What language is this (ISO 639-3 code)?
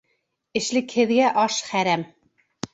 bak